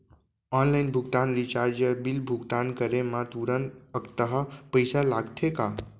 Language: Chhattisgarhi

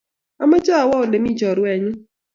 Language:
Kalenjin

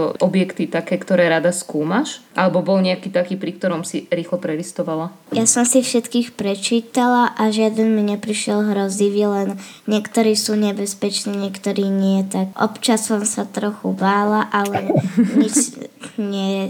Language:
Slovak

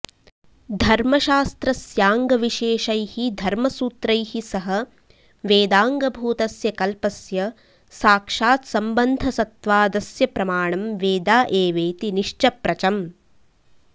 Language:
Sanskrit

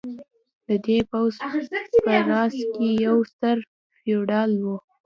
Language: Pashto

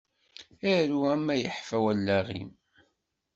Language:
Kabyle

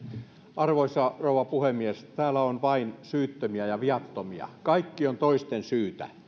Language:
Finnish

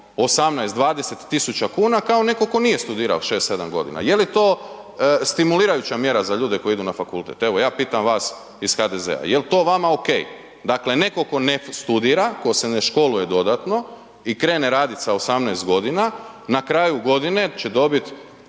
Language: Croatian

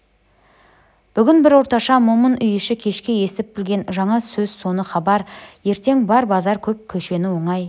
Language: Kazakh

